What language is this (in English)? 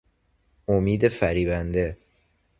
Persian